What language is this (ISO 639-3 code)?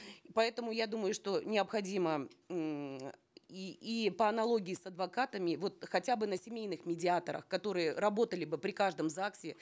kaz